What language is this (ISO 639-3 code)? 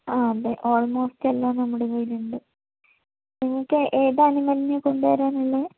mal